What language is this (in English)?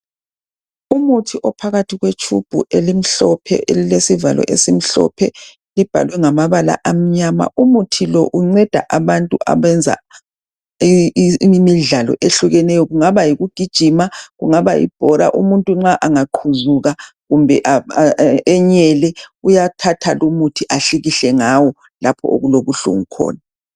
North Ndebele